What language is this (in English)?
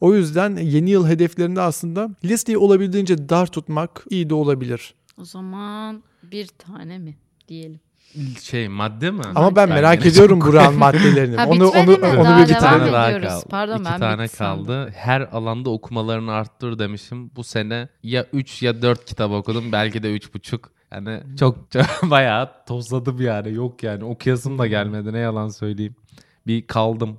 Turkish